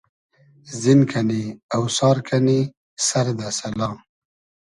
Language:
Hazaragi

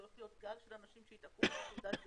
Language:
Hebrew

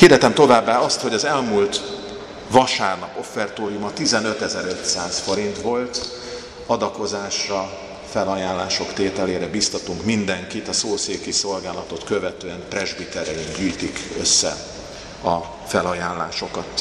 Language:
Hungarian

